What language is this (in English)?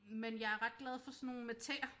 Danish